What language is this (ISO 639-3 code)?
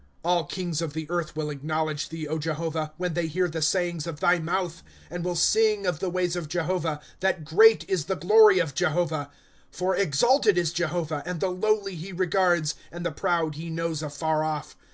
eng